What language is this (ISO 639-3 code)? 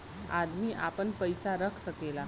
bho